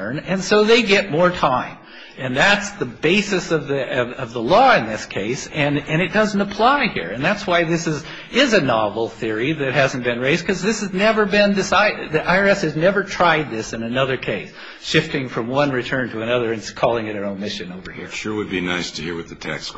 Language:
English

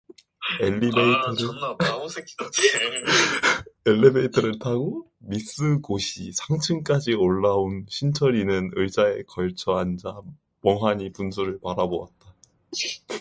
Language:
Korean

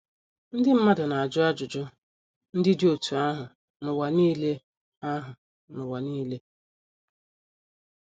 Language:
Igbo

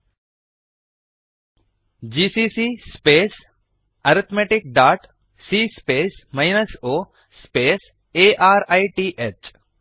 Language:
Kannada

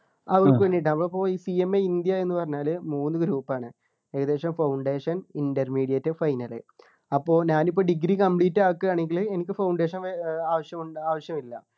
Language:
Malayalam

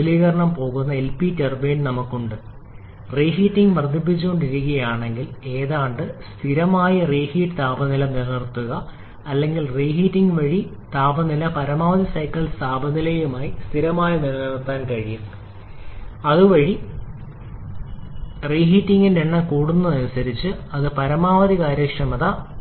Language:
Malayalam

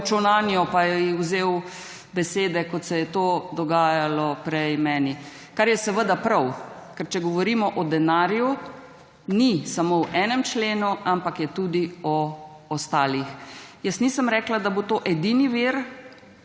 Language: Slovenian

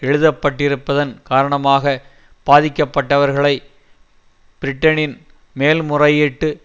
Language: Tamil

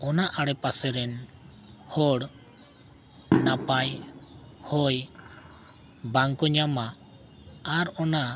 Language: Santali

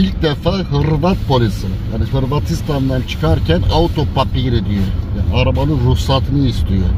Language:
Turkish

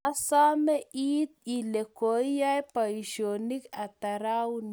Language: Kalenjin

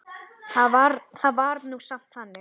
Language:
Icelandic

